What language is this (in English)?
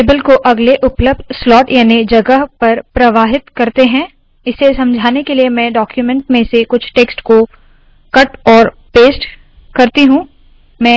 Hindi